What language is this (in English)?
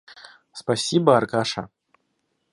Russian